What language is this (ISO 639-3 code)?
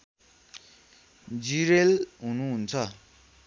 nep